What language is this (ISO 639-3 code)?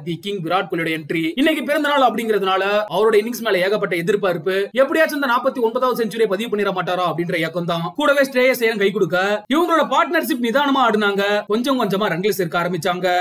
tur